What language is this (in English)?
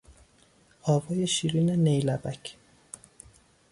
Persian